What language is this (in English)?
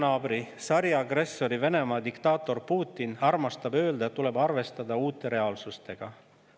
Estonian